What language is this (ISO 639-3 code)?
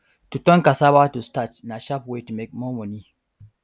pcm